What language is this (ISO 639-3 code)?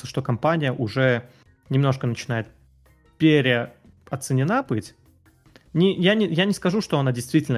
rus